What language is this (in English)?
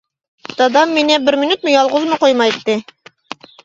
Uyghur